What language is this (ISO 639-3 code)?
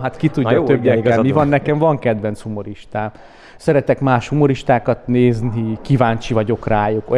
hun